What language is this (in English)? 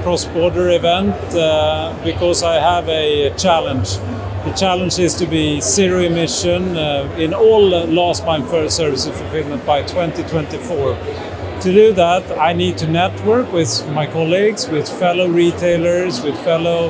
English